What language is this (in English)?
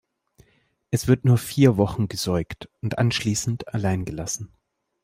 German